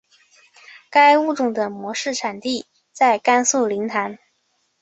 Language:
Chinese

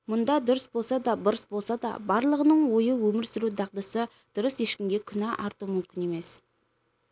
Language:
Kazakh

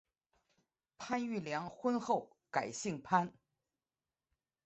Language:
Chinese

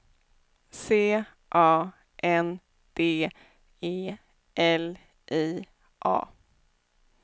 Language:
Swedish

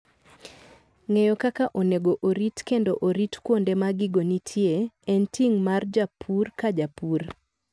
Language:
Luo (Kenya and Tanzania)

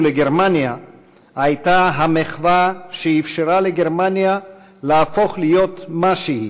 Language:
Hebrew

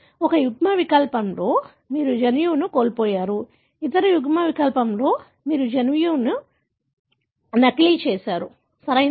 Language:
Telugu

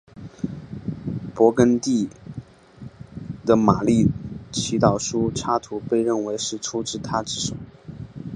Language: Chinese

